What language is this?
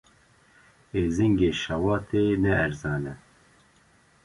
Kurdish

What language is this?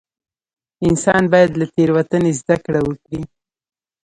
Pashto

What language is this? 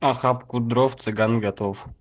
Russian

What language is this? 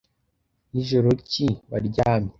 Kinyarwanda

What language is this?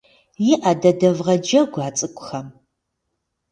Kabardian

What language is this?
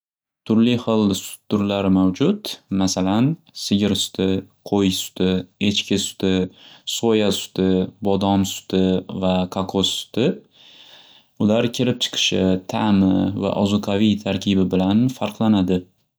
Uzbek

